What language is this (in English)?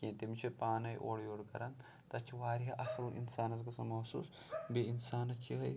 Kashmiri